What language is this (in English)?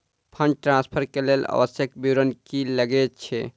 Maithili